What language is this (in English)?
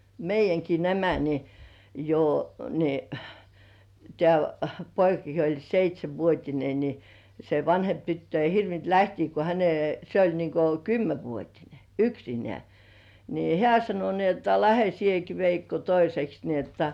Finnish